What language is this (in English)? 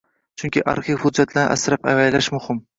Uzbek